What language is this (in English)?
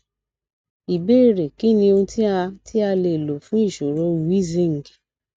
Yoruba